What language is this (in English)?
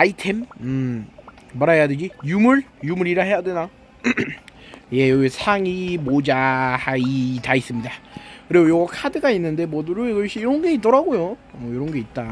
Korean